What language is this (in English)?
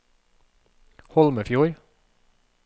Norwegian